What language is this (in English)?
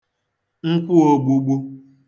Igbo